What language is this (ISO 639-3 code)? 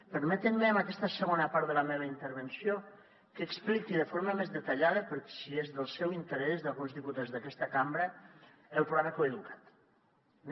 cat